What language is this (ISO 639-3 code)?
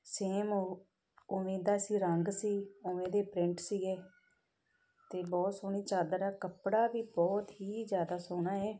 pan